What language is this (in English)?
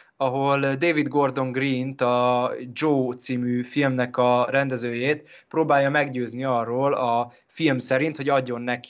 Hungarian